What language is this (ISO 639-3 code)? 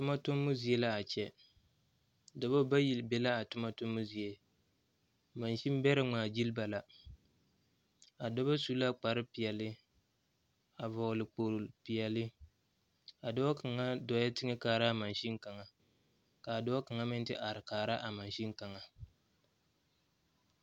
dga